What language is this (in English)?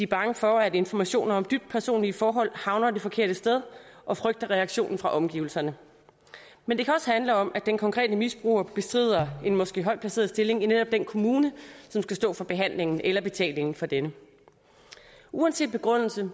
Danish